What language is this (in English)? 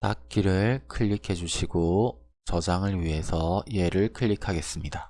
Korean